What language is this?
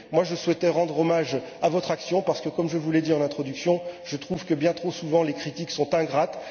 French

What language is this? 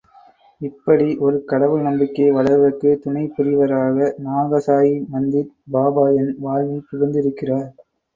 Tamil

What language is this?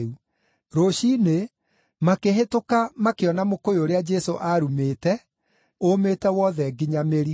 Kikuyu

